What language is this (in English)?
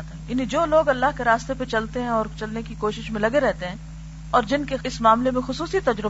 Urdu